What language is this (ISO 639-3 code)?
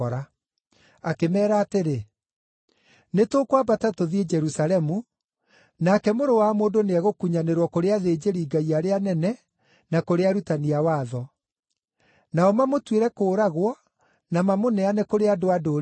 kik